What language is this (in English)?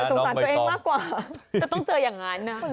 Thai